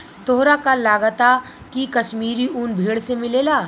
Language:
Bhojpuri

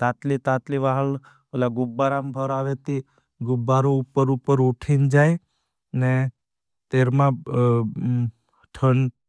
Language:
Bhili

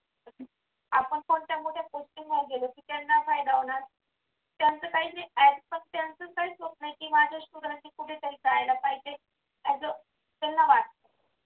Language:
Marathi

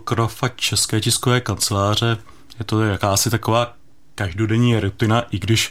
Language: Czech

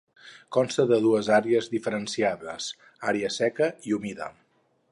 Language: Catalan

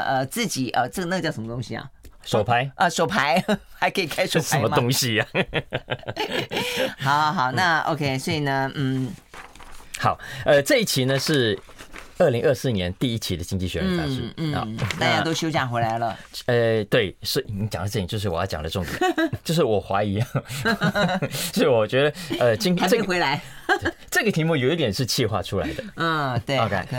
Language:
Chinese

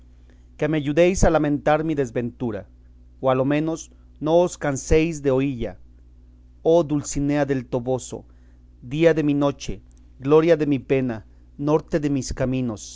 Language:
Spanish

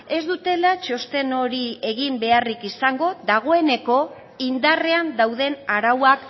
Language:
Basque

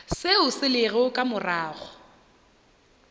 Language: Northern Sotho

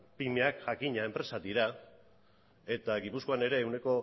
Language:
Basque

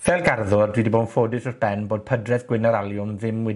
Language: Welsh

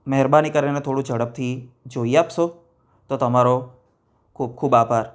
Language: Gujarati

